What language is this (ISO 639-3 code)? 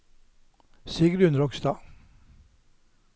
nor